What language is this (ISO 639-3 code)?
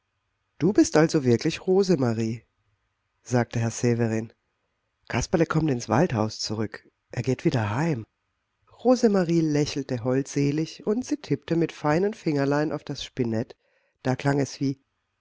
deu